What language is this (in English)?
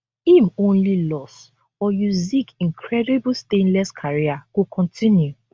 Nigerian Pidgin